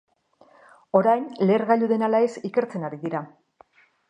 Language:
Basque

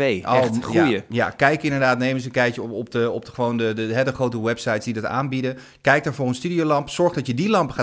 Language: Dutch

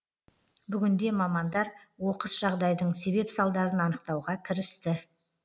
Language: Kazakh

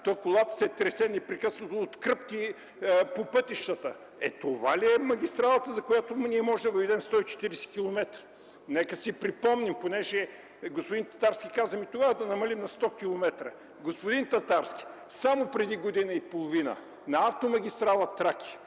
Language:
Bulgarian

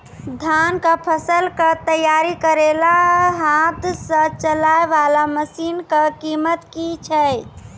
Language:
Maithili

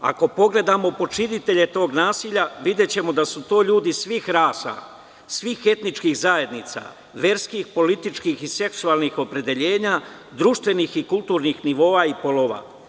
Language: Serbian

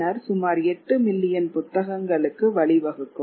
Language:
Tamil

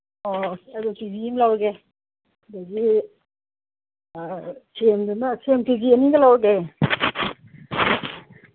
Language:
Manipuri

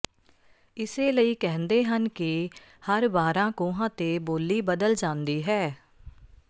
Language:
Punjabi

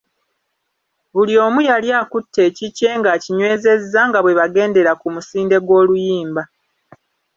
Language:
Ganda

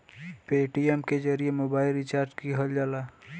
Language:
Bhojpuri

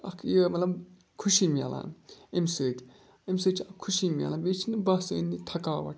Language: Kashmiri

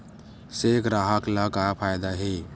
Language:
Chhattisgarhi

